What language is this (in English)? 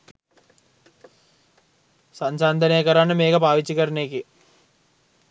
Sinhala